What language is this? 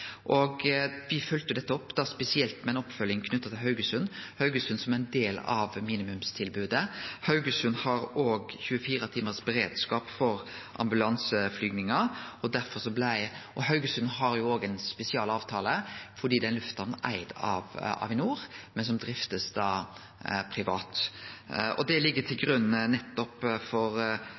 Norwegian Nynorsk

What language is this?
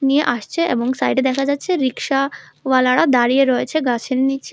Bangla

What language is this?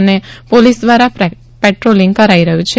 Gujarati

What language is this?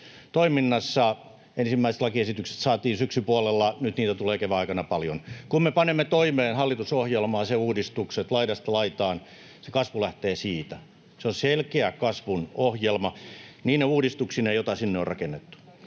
Finnish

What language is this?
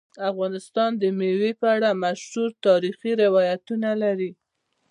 Pashto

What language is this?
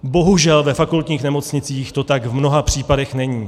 Czech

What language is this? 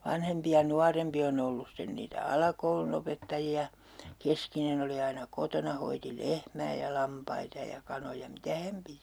Finnish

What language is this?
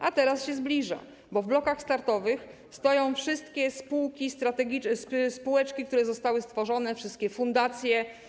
Polish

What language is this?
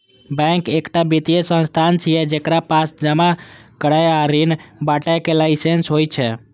Maithili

